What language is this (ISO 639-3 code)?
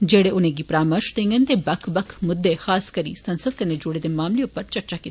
doi